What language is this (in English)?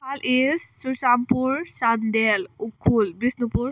Manipuri